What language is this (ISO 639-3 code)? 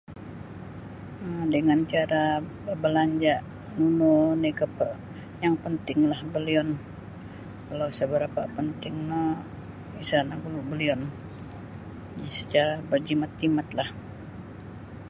bsy